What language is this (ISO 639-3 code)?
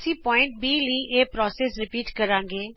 pan